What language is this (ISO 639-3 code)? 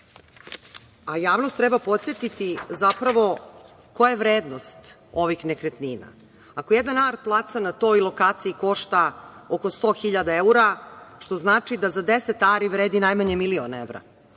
srp